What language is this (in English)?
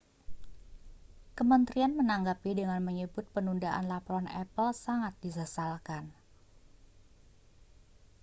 Indonesian